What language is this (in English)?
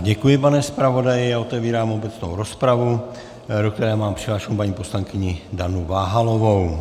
Czech